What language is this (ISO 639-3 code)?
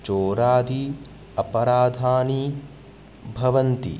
san